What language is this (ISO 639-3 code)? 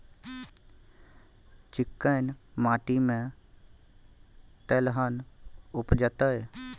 mai